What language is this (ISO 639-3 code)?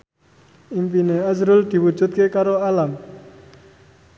jav